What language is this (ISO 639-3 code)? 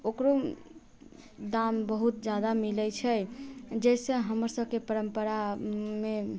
mai